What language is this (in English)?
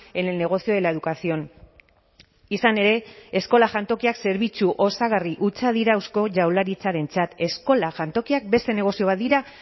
Basque